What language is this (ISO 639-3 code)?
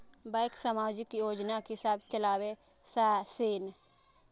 mai